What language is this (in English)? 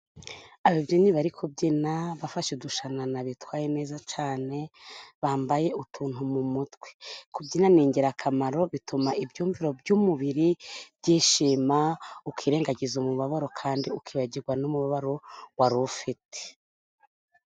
Kinyarwanda